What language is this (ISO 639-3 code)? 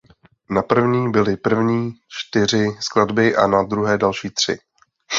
ces